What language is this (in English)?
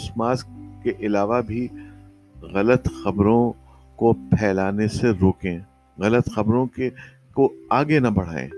Urdu